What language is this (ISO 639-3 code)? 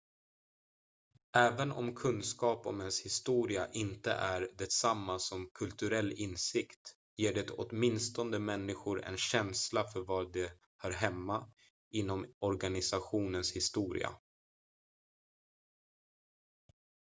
swe